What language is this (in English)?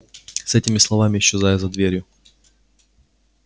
Russian